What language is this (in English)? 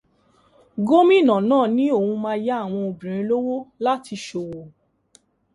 Yoruba